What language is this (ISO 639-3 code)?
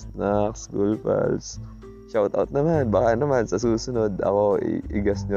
fil